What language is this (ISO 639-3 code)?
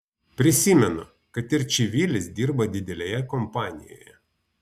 lit